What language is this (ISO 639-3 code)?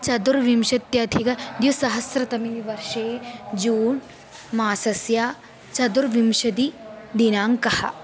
san